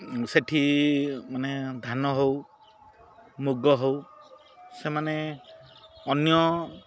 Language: Odia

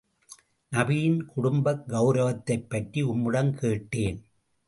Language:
Tamil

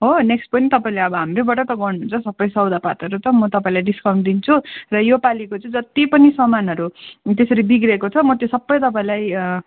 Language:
Nepali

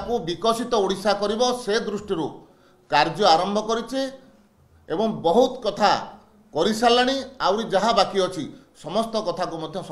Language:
Bangla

